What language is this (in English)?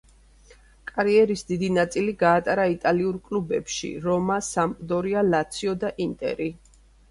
Georgian